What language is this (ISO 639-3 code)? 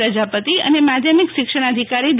guj